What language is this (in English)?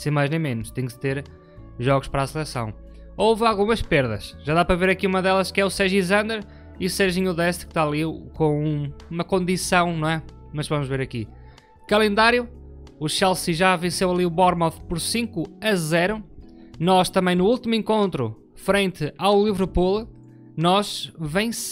Portuguese